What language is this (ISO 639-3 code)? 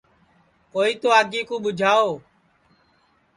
ssi